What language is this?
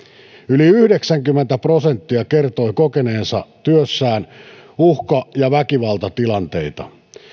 Finnish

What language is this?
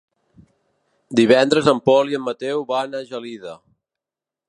Catalan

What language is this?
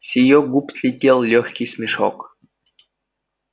Russian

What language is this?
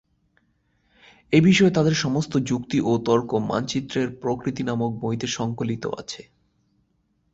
Bangla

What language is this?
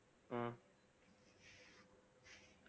Tamil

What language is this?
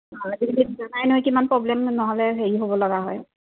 Assamese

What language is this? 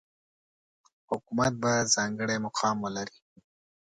Pashto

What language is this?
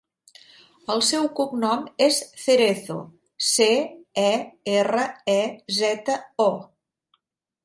Catalan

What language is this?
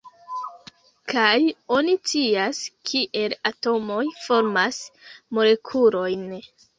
Esperanto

